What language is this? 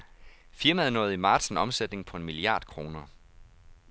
Danish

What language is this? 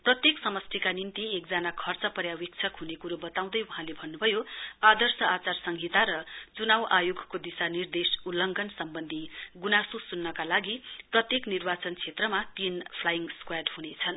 Nepali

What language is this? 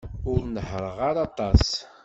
Kabyle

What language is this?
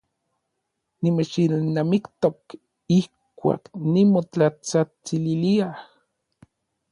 Orizaba Nahuatl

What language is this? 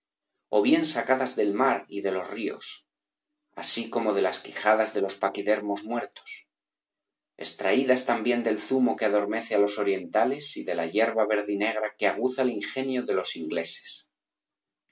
Spanish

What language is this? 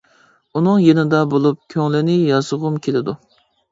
Uyghur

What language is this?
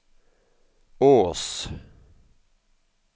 Norwegian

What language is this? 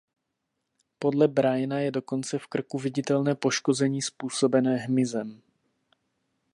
Czech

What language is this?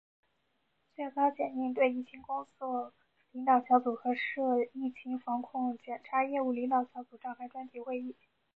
Chinese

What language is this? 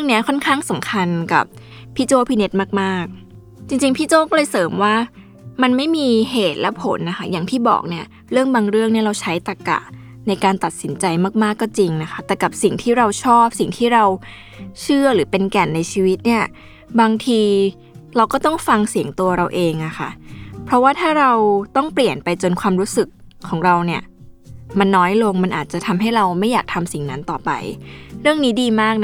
Thai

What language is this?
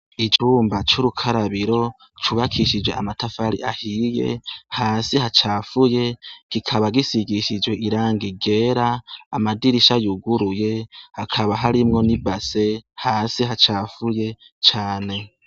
Rundi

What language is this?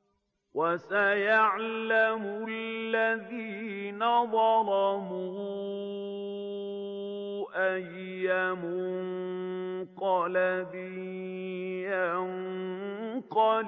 Arabic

